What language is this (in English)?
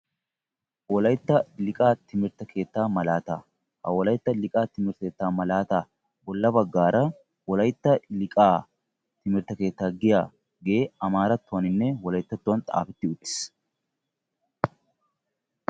Wolaytta